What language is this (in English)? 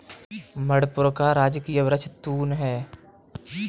Hindi